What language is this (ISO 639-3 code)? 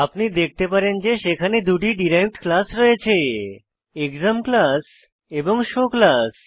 ben